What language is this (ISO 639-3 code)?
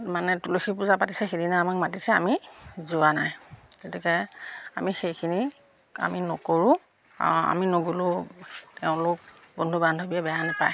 asm